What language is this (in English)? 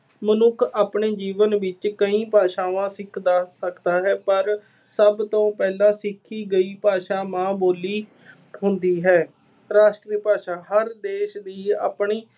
Punjabi